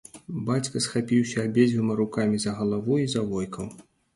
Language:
Belarusian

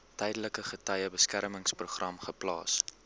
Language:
Afrikaans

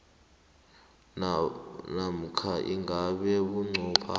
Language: South Ndebele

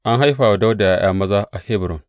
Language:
Hausa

